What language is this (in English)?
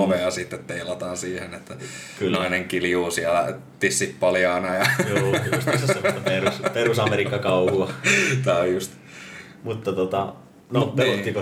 Finnish